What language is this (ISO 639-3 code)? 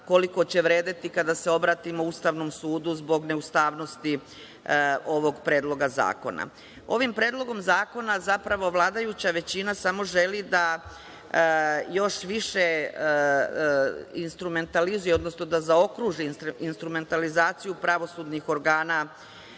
srp